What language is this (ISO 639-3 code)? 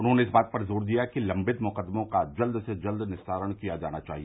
hin